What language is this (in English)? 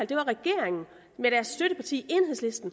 Danish